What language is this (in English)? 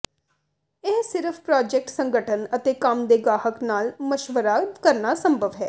Punjabi